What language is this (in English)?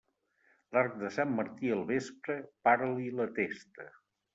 Catalan